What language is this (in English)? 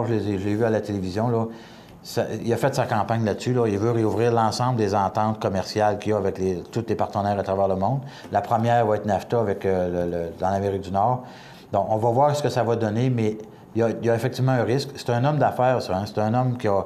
French